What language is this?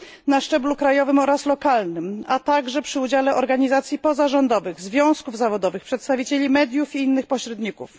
Polish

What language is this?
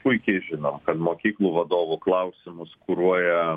Lithuanian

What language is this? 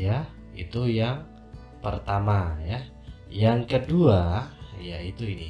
Indonesian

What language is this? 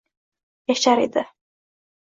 Uzbek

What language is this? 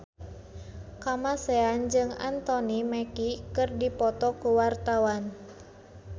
Sundanese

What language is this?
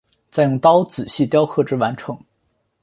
Chinese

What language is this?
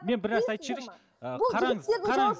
Kazakh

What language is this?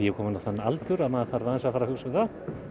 Icelandic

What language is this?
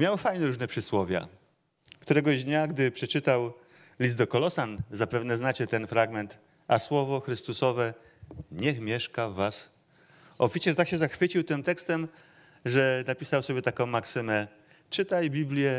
Polish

